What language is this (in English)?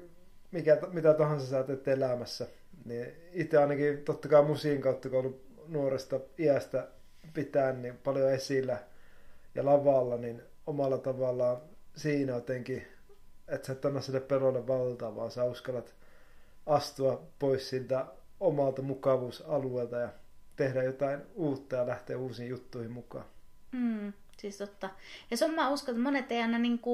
Finnish